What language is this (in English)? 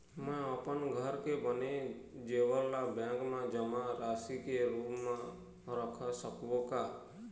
Chhattisgarhi